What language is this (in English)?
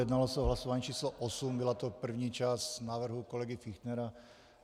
Czech